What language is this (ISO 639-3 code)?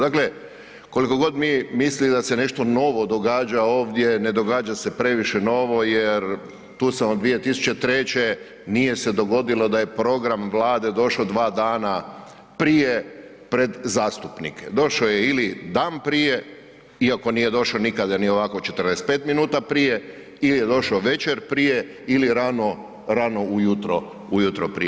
hrv